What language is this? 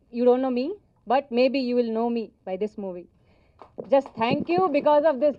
Telugu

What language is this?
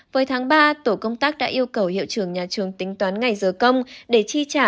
Vietnamese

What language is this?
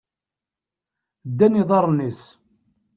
Kabyle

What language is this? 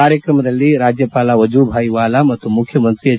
Kannada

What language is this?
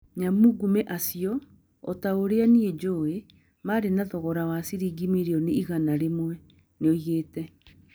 Kikuyu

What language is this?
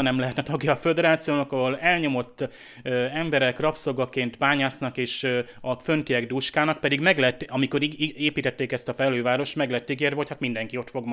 Hungarian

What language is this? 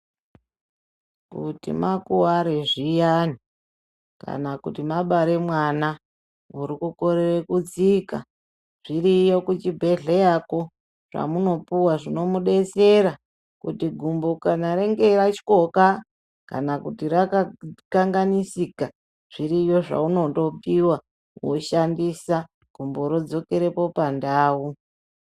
Ndau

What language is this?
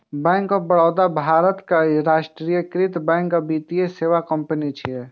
Maithili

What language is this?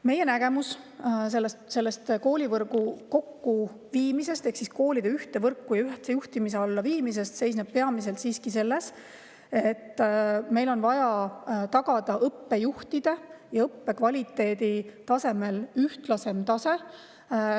Estonian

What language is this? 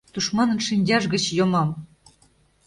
Mari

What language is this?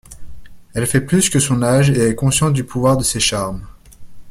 French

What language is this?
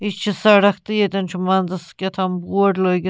Kashmiri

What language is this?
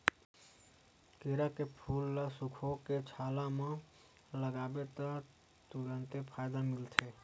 Chhattisgarhi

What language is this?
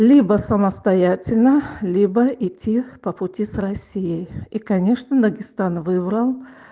Russian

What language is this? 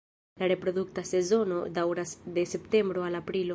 Esperanto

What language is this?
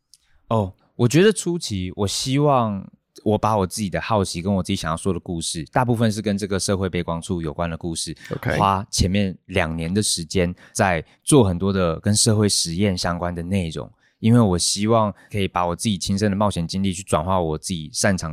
Chinese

